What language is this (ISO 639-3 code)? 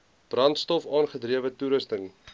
afr